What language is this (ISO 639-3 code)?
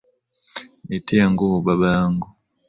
swa